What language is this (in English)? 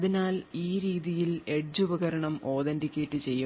Malayalam